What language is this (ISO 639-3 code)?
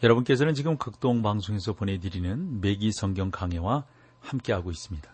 kor